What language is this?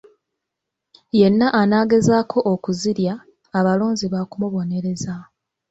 Ganda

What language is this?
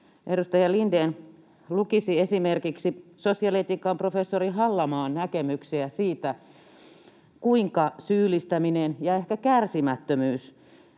Finnish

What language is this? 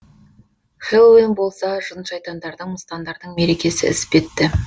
Kazakh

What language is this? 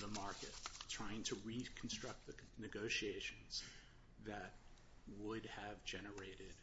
English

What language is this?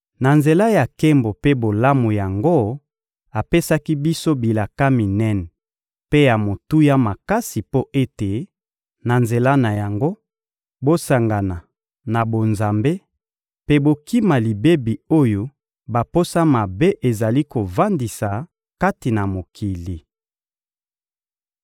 Lingala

